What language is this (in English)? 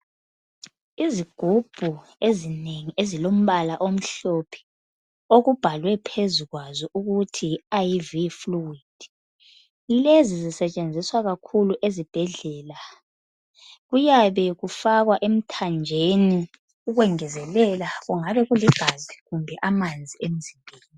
North Ndebele